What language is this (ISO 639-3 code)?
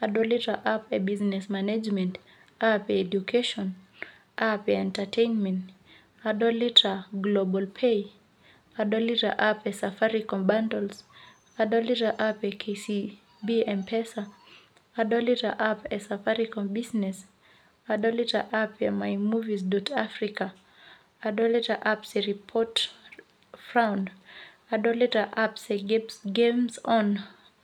mas